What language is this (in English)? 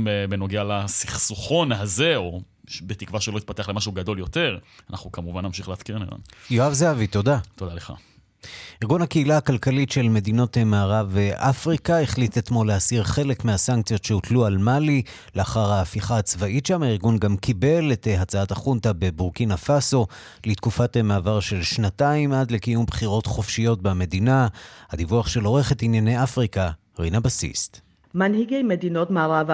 Hebrew